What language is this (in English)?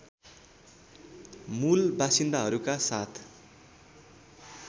Nepali